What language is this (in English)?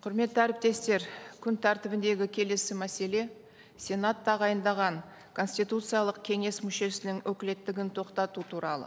Kazakh